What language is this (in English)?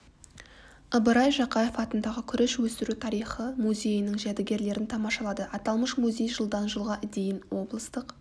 Kazakh